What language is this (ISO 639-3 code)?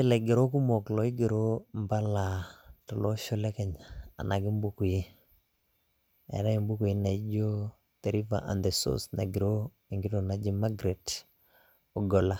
mas